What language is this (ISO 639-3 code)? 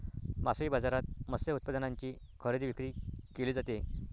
mar